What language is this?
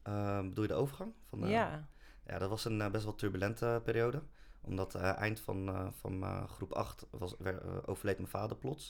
Dutch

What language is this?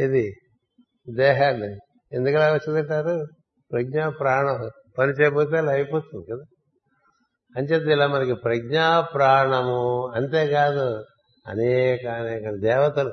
Telugu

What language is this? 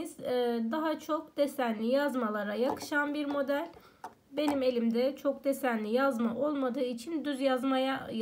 Turkish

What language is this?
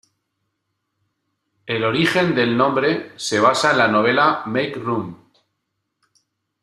Spanish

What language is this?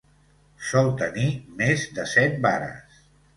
Catalan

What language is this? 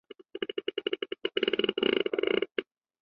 Chinese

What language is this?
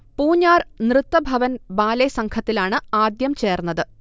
Malayalam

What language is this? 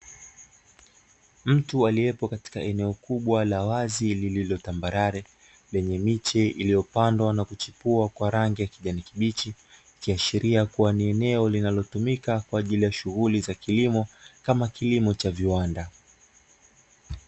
Swahili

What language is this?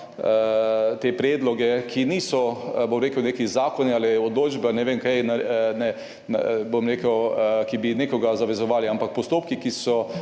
Slovenian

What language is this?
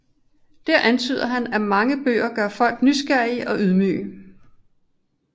Danish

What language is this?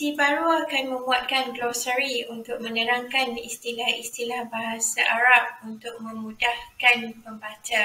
Malay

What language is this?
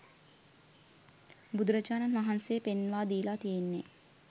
Sinhala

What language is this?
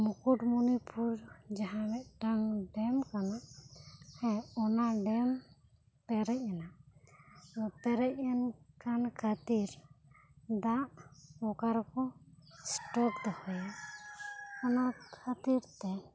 Santali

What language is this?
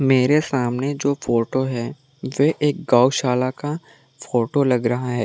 Hindi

